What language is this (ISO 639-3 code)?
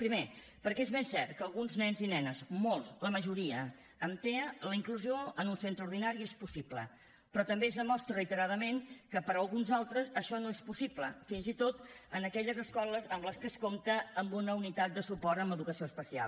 cat